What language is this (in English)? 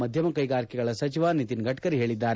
Kannada